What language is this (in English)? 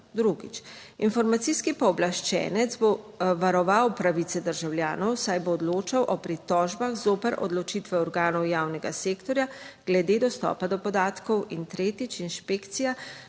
Slovenian